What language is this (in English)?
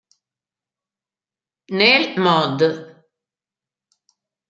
Italian